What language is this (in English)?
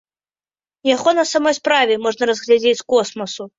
Belarusian